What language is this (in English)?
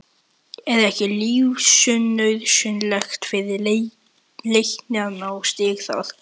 Icelandic